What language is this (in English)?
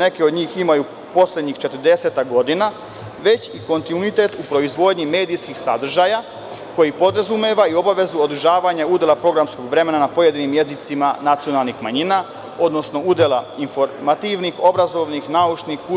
Serbian